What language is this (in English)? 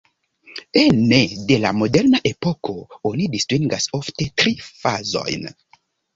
Esperanto